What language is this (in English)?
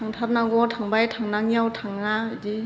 Bodo